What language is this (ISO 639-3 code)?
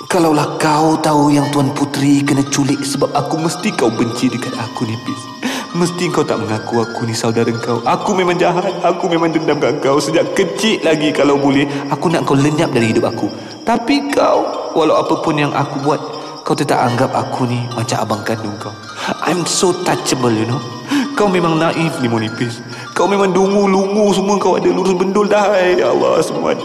msa